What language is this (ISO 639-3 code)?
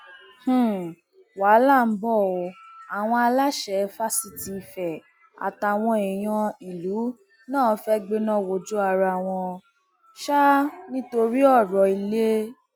yor